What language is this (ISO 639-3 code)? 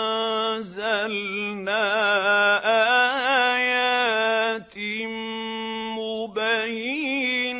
ara